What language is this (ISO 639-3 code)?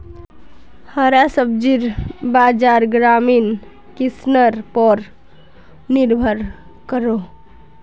mag